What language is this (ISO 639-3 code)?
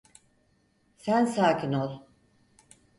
tur